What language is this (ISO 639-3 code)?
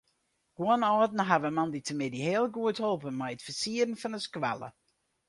fry